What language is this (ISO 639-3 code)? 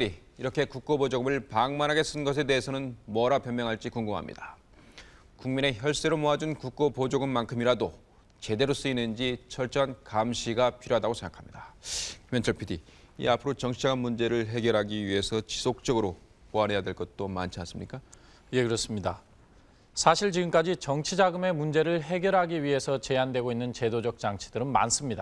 kor